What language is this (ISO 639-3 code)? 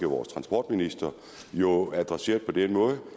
dan